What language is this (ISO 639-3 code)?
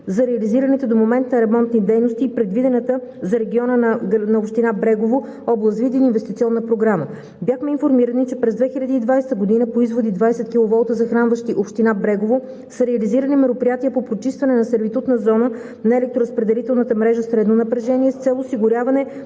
bul